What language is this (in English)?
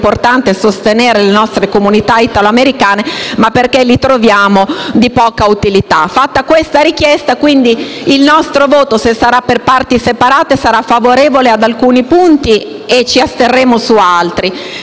Italian